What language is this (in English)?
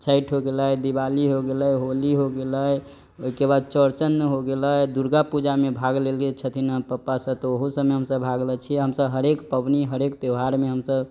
Maithili